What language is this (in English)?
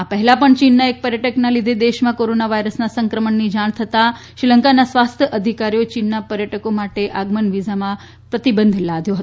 Gujarati